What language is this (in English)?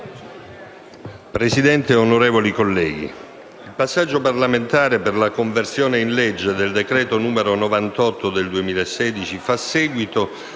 Italian